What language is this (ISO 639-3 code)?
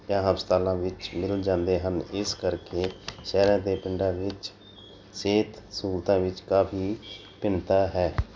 pan